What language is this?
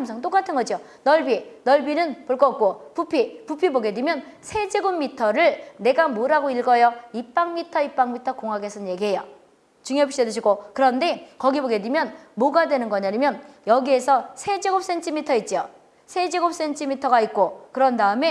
Korean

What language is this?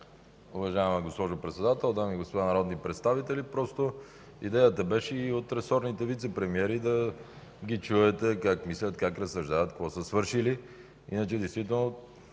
Bulgarian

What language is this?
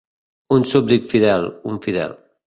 Catalan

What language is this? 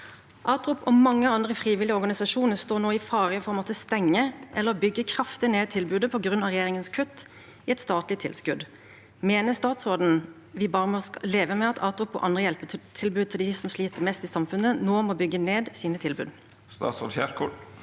Norwegian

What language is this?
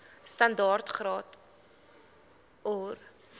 Afrikaans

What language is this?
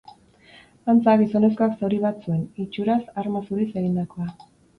Basque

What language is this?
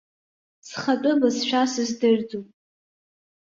Abkhazian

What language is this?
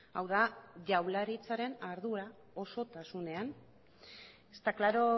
Basque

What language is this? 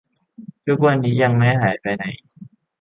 Thai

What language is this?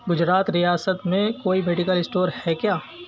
Urdu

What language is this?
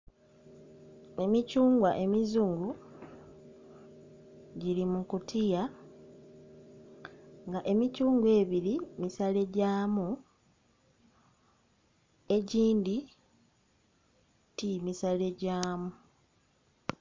Soga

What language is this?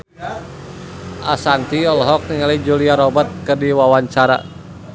Sundanese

